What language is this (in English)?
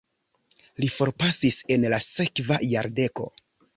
Esperanto